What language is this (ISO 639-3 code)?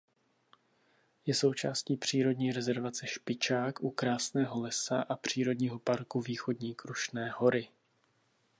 ces